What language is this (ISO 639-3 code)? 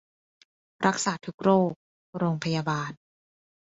tha